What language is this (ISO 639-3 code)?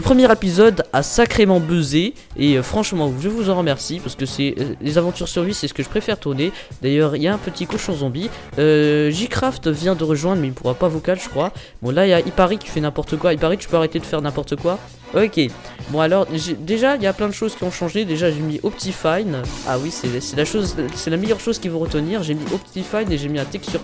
fra